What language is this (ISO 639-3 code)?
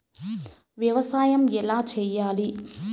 tel